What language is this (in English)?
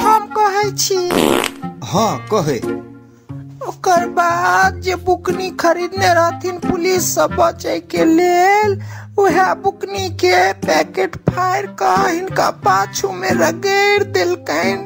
Hindi